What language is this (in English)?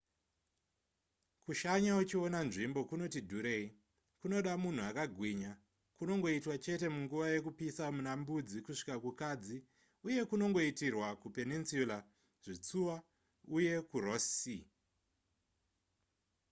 Shona